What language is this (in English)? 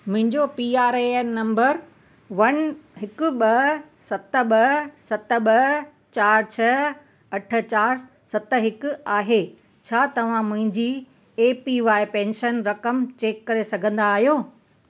Sindhi